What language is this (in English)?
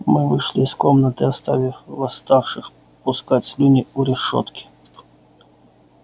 Russian